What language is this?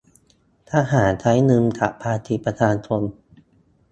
Thai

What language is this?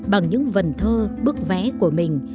Vietnamese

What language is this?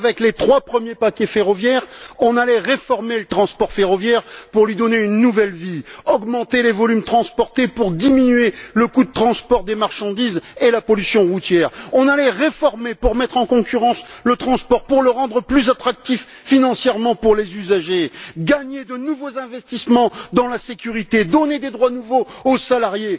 French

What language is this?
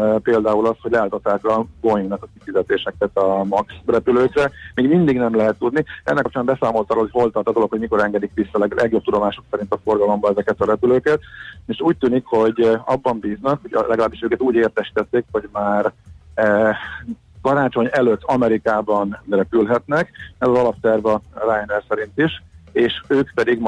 Hungarian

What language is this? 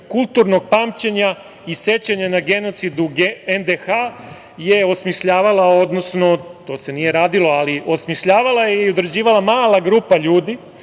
Serbian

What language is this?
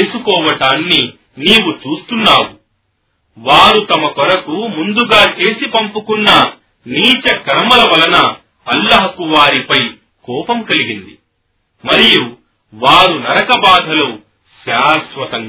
Telugu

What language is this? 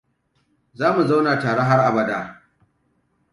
Hausa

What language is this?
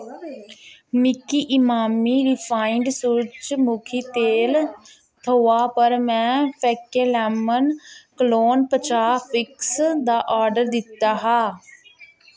Dogri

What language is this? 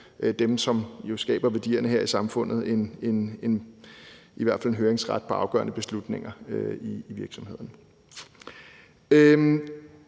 Danish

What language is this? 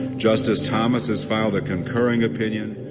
English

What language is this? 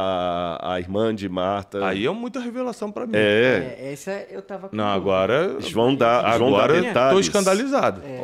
Portuguese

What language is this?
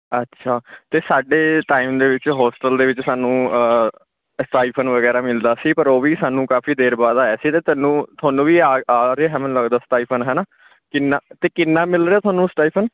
Punjabi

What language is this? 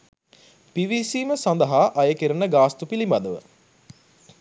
Sinhala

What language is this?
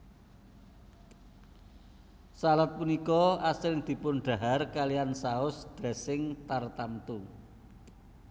Javanese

